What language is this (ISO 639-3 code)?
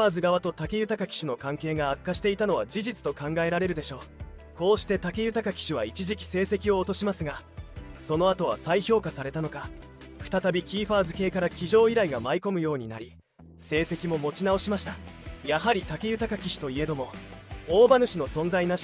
jpn